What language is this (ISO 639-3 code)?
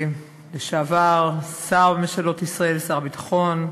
heb